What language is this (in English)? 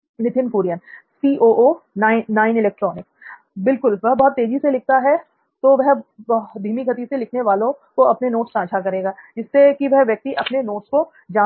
Hindi